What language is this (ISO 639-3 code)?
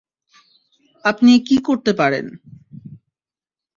ben